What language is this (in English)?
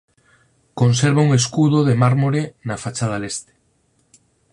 Galician